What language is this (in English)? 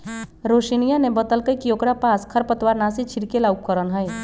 Magahi